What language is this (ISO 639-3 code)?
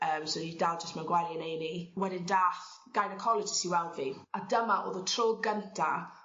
cym